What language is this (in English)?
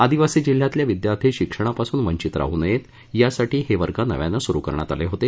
Marathi